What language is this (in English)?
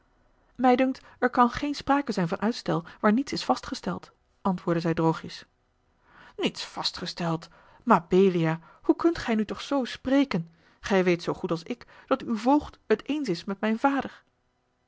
Dutch